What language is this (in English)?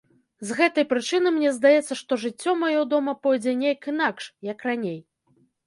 Belarusian